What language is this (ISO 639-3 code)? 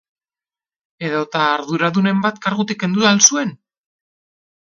eus